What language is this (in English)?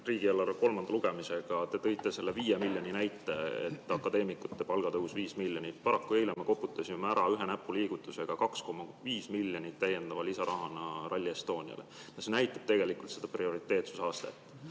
Estonian